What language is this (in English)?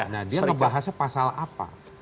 Indonesian